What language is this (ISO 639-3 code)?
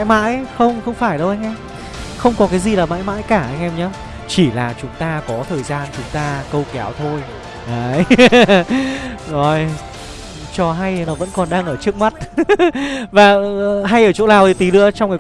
vie